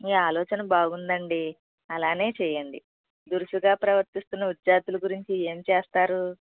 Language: Telugu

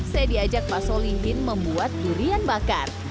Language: Indonesian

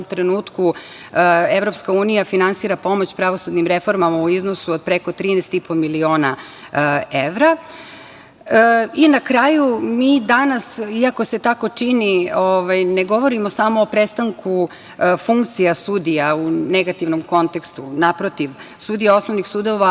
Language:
Serbian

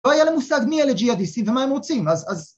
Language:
Hebrew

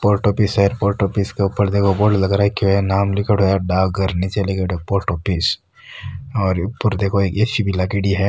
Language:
Rajasthani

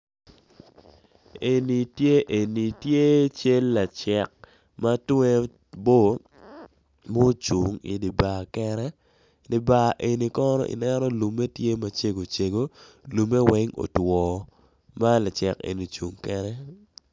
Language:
Acoli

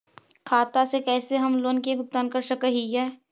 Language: Magahi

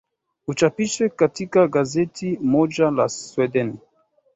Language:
Swahili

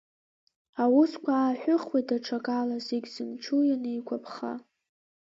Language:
Abkhazian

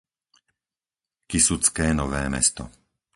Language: Slovak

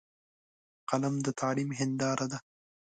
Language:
Pashto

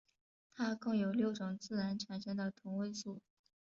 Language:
Chinese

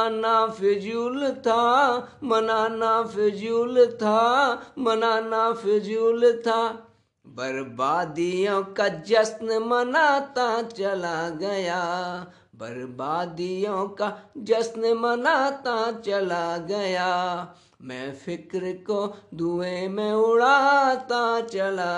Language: Hindi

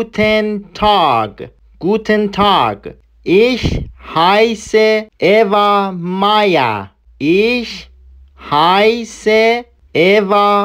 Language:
Persian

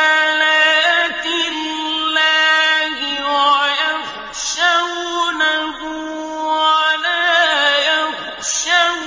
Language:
Arabic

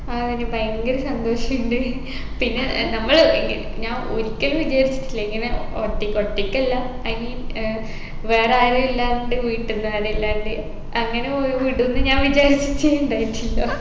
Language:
Malayalam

